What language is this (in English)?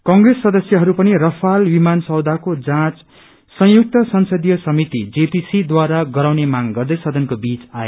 Nepali